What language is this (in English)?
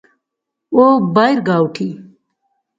Pahari-Potwari